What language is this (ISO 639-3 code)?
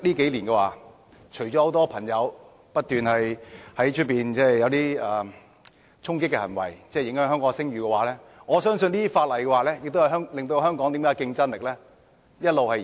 yue